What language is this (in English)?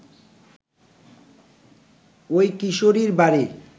Bangla